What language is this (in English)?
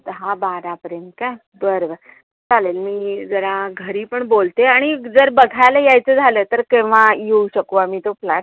Marathi